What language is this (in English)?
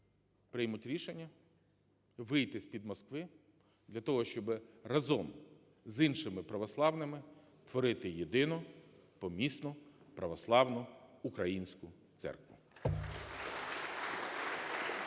Ukrainian